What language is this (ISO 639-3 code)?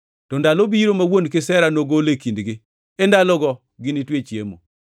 luo